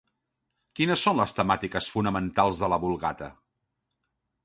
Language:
Catalan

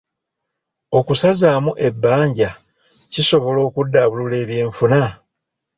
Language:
Ganda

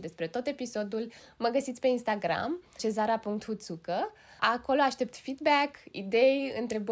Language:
Romanian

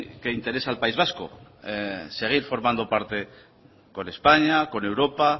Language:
Spanish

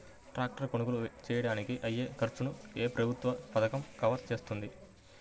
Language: Telugu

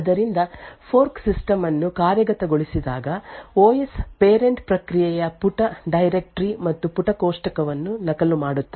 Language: Kannada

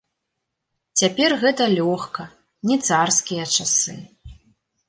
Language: Belarusian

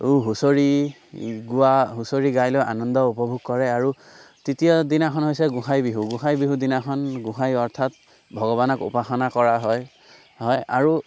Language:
Assamese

